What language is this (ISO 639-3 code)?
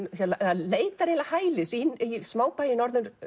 isl